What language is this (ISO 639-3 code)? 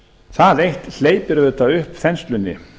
isl